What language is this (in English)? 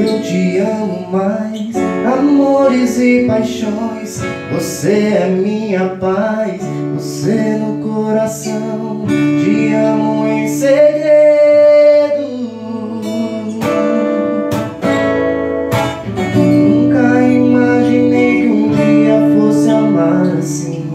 Portuguese